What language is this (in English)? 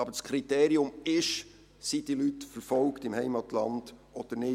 Swiss German